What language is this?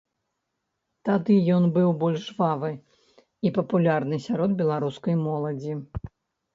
Belarusian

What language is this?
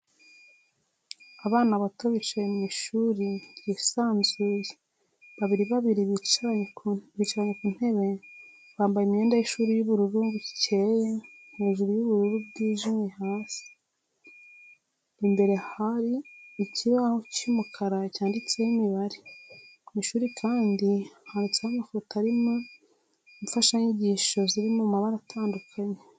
Kinyarwanda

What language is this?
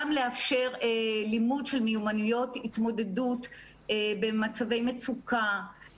Hebrew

